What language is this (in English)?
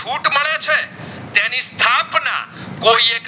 Gujarati